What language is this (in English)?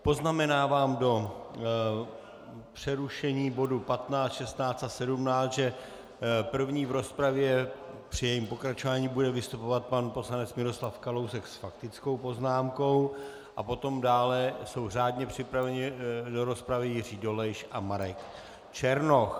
Czech